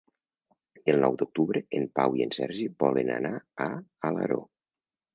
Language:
Catalan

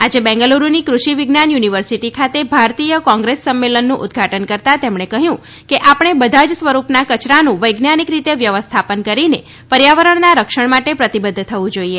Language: Gujarati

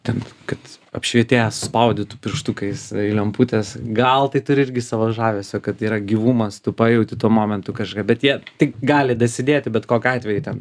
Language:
Lithuanian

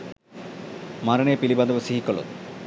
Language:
Sinhala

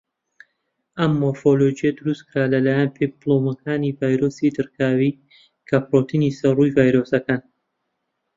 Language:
Central Kurdish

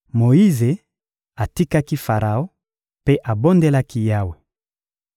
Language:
Lingala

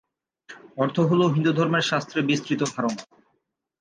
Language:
Bangla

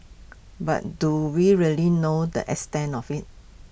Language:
English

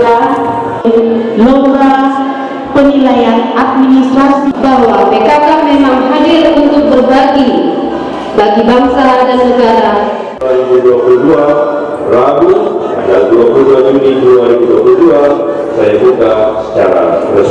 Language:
Indonesian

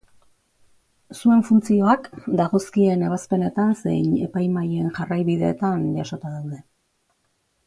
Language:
Basque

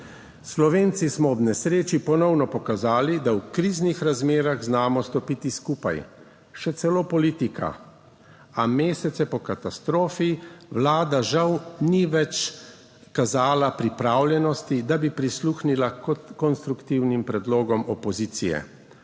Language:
Slovenian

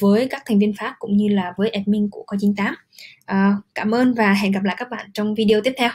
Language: Vietnamese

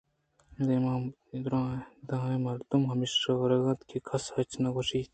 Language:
Eastern Balochi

